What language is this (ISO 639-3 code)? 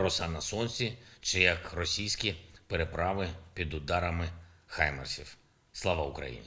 ukr